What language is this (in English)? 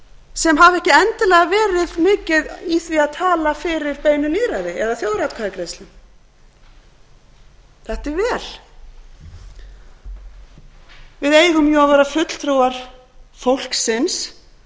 Icelandic